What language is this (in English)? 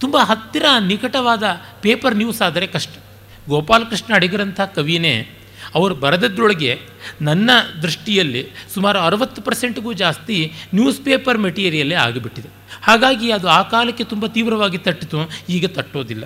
Kannada